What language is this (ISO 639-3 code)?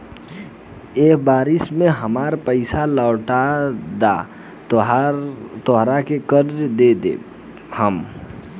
bho